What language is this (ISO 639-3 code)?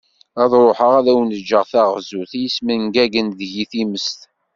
kab